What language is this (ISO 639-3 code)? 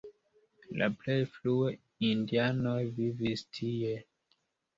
epo